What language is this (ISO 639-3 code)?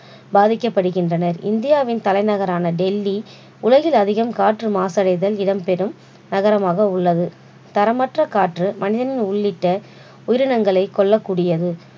tam